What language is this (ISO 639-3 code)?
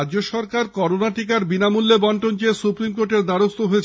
ben